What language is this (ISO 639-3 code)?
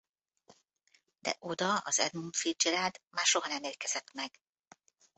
hun